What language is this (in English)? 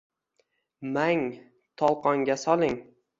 Uzbek